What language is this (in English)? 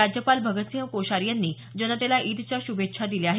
Marathi